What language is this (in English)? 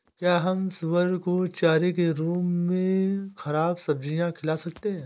Hindi